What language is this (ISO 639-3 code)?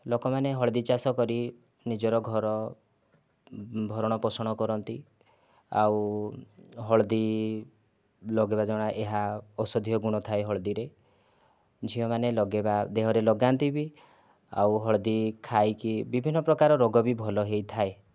ori